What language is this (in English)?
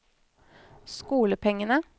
Norwegian